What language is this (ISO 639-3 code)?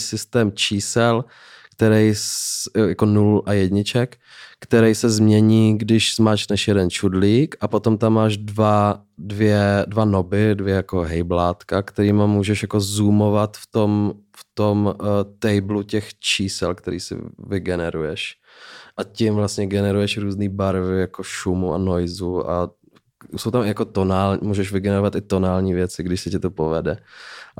ces